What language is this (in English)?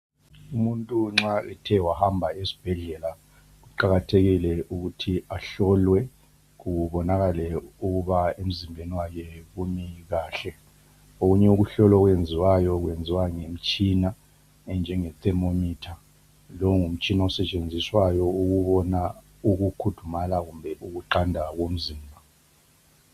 North Ndebele